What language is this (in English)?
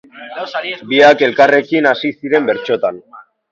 Basque